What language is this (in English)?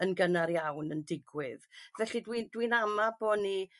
Welsh